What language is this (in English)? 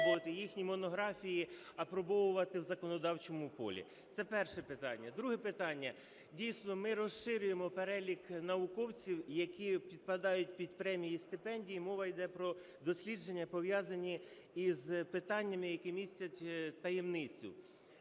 Ukrainian